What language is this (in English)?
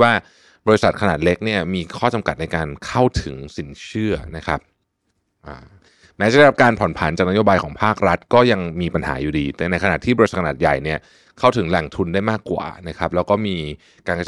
Thai